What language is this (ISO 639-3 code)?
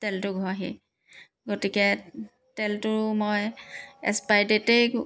asm